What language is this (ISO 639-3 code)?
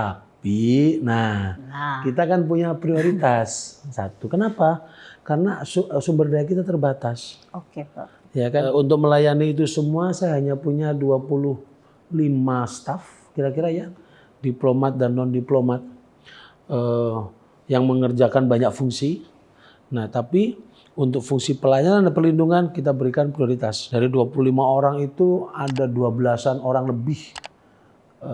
ind